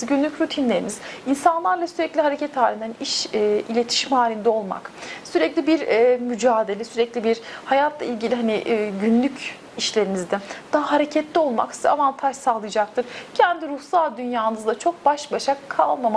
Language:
Turkish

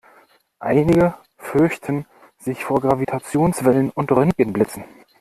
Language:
German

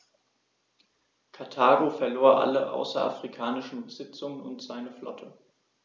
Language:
German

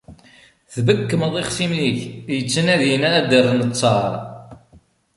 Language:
Kabyle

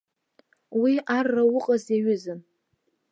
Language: Abkhazian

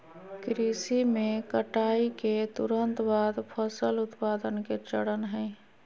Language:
Magahi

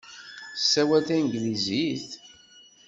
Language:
Kabyle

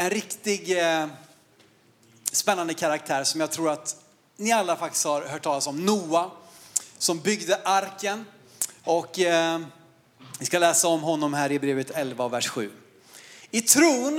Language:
Swedish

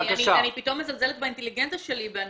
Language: Hebrew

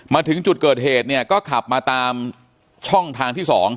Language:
Thai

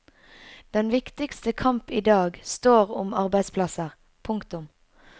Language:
Norwegian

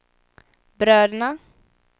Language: Swedish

